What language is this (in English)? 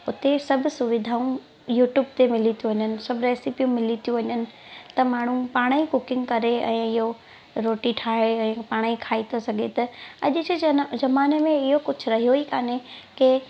Sindhi